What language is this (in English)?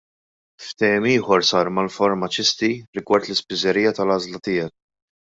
Maltese